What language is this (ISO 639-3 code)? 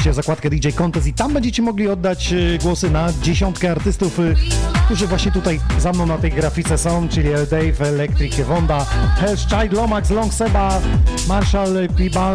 pol